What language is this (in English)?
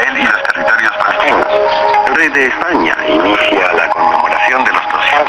Spanish